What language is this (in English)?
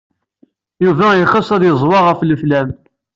Kabyle